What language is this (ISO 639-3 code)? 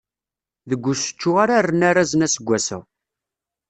kab